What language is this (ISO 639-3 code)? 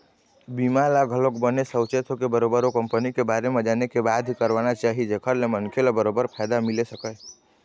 hne